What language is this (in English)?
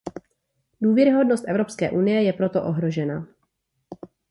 Czech